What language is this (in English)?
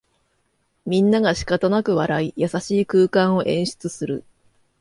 Japanese